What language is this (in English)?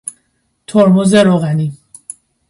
Persian